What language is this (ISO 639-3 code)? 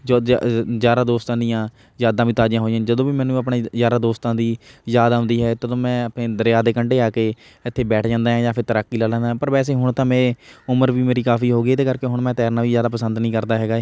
pan